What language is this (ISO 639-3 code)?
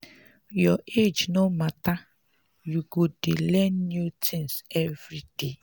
pcm